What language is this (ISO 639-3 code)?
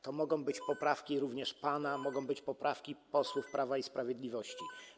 pol